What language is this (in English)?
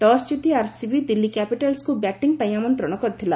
Odia